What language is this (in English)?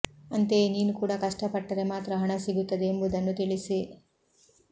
Kannada